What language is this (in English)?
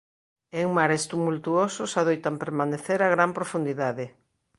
Galician